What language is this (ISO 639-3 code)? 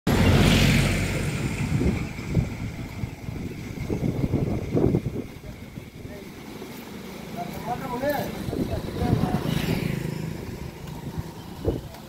tha